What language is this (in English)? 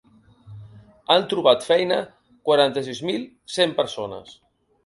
Catalan